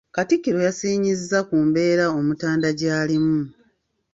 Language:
Ganda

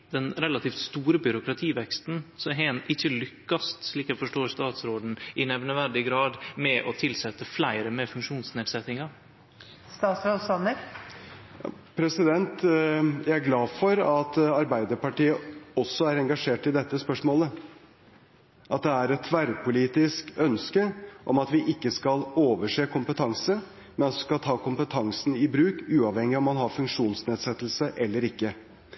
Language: Norwegian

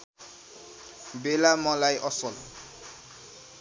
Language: Nepali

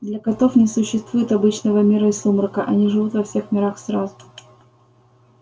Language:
Russian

